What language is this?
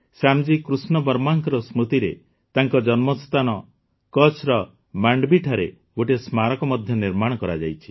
Odia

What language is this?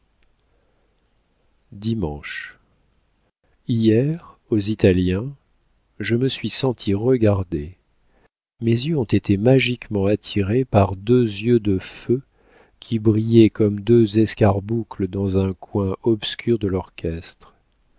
French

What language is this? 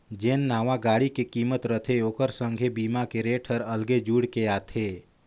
Chhattisgarhi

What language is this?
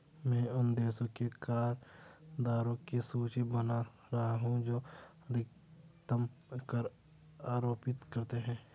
Hindi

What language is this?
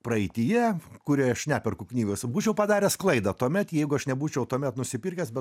Lithuanian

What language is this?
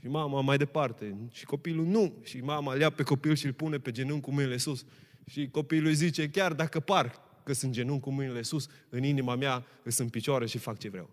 Romanian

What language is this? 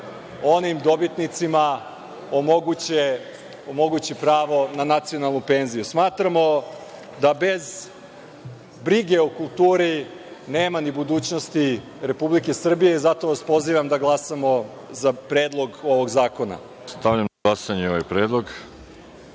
Serbian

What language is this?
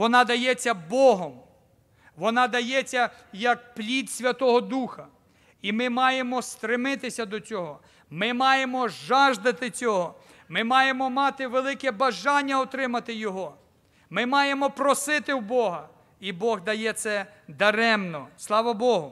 Ukrainian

